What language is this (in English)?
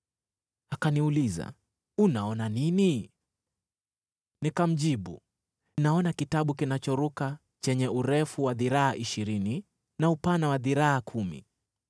Swahili